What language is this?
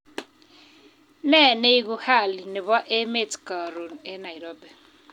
Kalenjin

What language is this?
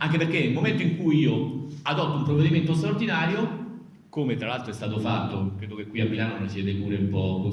Italian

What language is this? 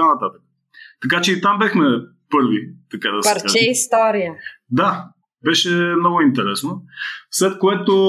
Bulgarian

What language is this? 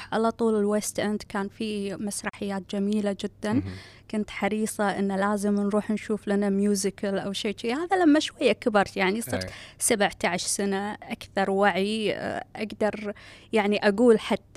Arabic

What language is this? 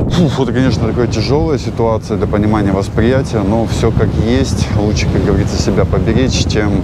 Russian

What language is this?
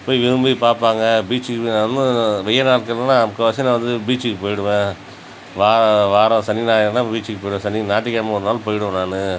Tamil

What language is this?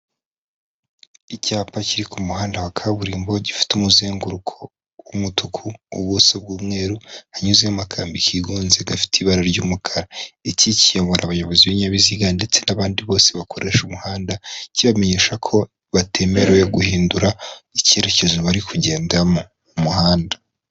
Kinyarwanda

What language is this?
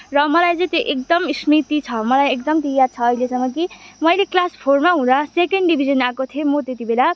Nepali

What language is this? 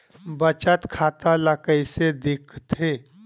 Chhattisgarhi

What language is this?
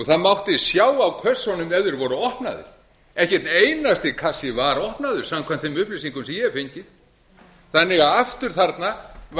Icelandic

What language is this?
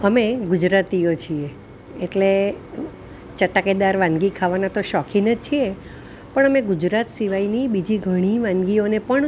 Gujarati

